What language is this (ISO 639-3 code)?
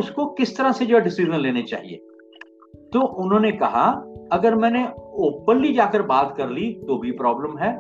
hin